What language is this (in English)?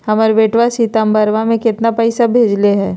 Magahi